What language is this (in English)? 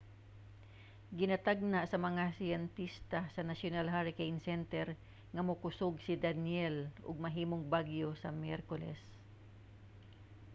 Cebuano